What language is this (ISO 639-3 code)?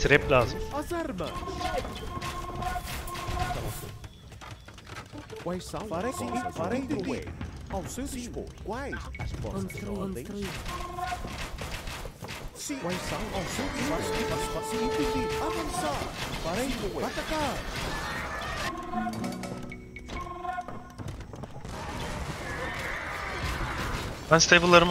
tur